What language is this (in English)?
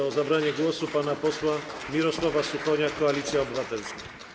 Polish